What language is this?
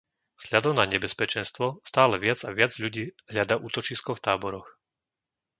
Slovak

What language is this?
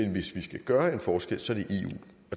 Danish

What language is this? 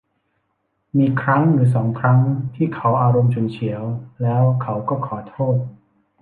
Thai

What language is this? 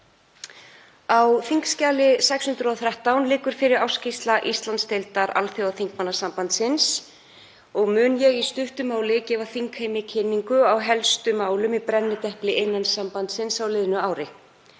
Icelandic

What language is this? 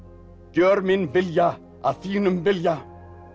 Icelandic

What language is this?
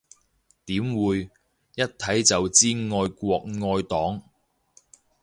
Cantonese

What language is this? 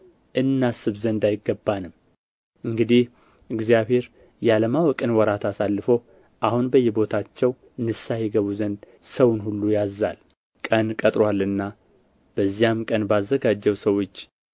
Amharic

